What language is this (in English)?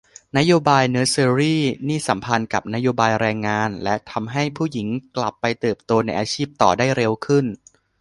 Thai